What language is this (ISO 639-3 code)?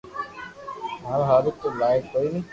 lrk